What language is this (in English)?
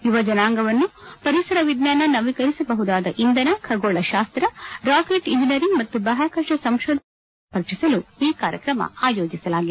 Kannada